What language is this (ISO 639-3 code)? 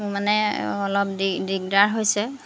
asm